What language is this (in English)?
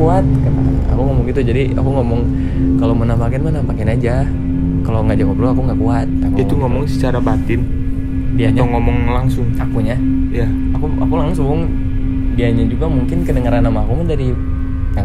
Indonesian